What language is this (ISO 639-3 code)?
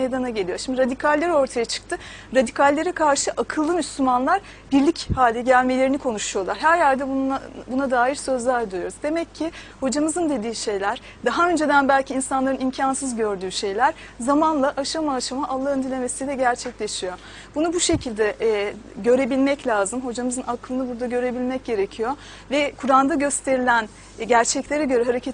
tur